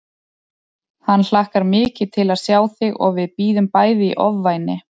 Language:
Icelandic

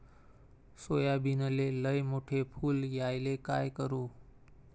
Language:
Marathi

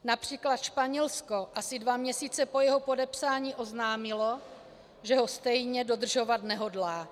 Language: Czech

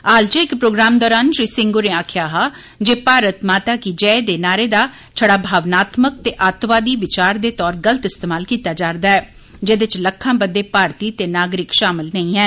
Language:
Dogri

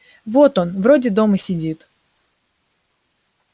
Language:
Russian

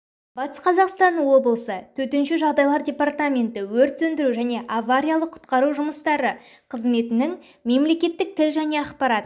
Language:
Kazakh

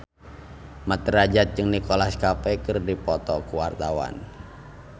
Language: Sundanese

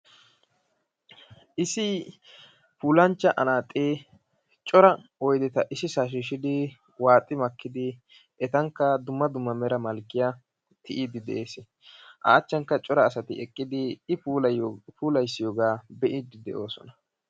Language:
Wolaytta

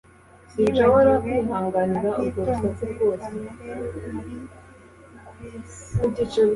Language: Kinyarwanda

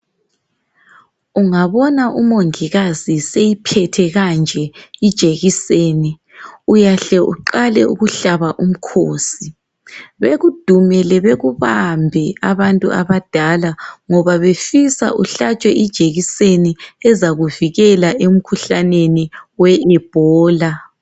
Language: North Ndebele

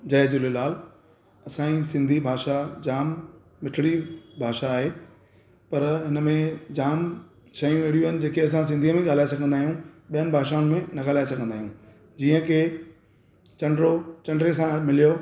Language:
Sindhi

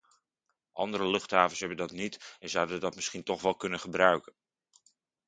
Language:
Dutch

